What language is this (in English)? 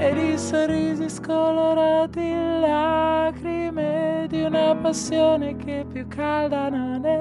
Italian